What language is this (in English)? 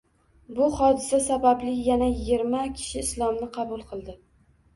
Uzbek